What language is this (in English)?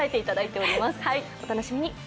Japanese